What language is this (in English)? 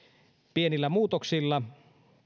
Finnish